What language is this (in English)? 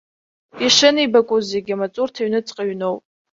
Abkhazian